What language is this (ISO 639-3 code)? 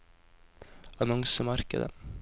nor